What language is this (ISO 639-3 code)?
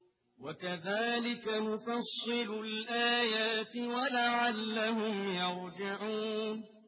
ara